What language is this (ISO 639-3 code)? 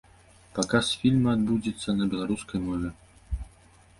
bel